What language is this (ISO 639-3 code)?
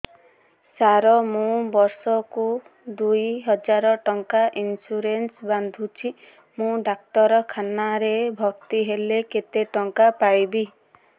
ori